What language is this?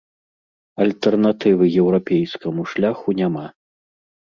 Belarusian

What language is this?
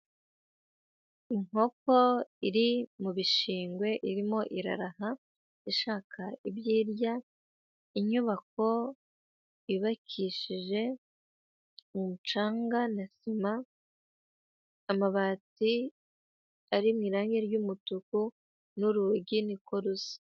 Kinyarwanda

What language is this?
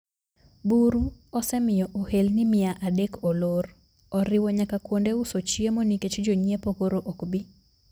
Luo (Kenya and Tanzania)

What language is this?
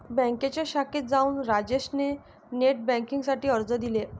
Marathi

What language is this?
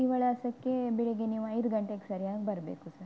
Kannada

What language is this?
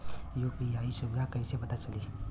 Bhojpuri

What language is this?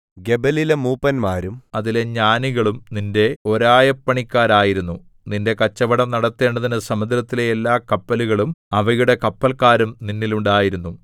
Malayalam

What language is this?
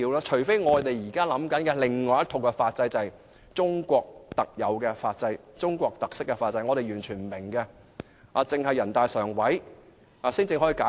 Cantonese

